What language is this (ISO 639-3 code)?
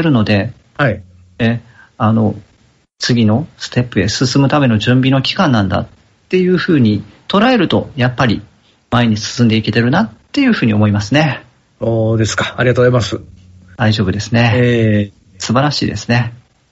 jpn